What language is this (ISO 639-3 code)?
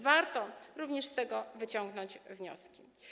pol